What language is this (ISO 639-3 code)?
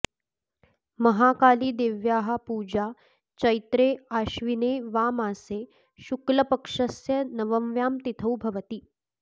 san